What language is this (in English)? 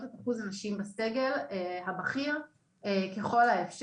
Hebrew